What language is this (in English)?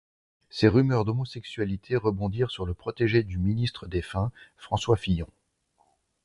French